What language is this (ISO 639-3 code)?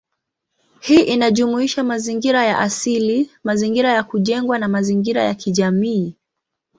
swa